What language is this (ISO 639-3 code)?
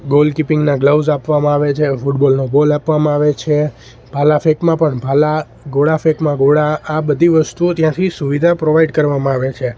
guj